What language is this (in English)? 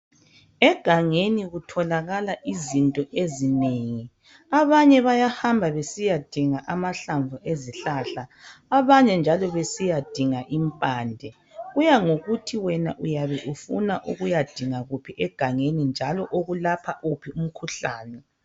North Ndebele